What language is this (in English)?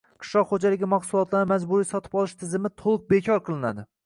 Uzbek